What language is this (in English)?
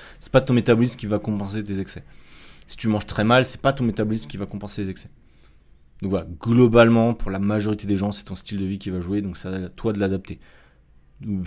French